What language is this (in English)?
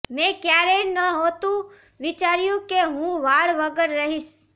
Gujarati